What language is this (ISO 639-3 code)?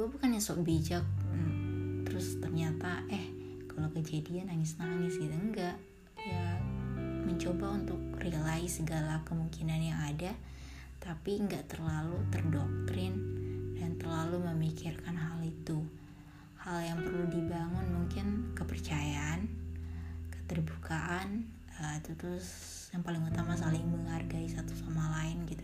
ind